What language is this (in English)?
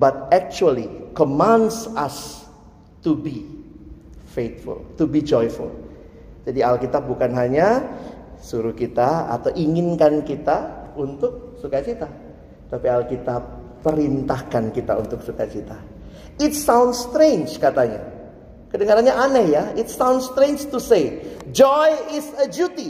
Indonesian